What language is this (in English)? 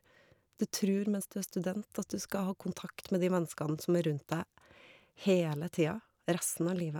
Norwegian